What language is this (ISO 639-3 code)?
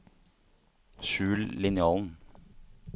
nor